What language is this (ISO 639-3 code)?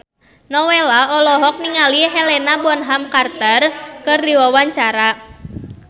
sun